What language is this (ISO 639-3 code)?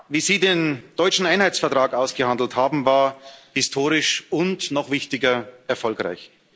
deu